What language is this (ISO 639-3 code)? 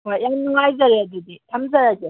mni